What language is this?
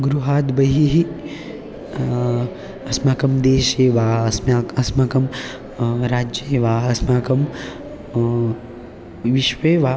Sanskrit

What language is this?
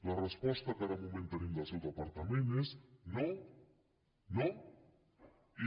Catalan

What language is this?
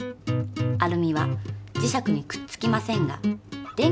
Japanese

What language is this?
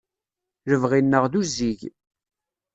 Kabyle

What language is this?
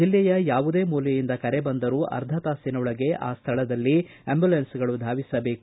Kannada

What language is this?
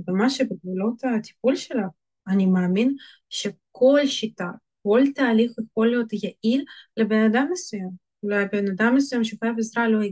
Hebrew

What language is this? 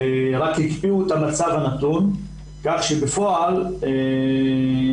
Hebrew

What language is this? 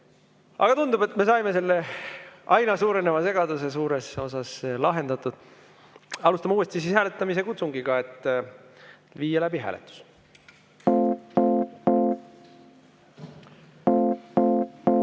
Estonian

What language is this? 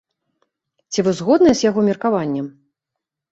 Belarusian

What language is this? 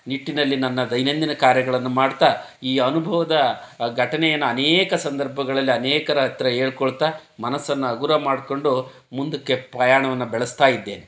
Kannada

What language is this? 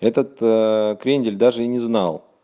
Russian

